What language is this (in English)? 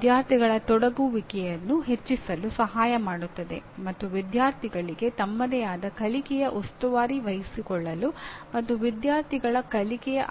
Kannada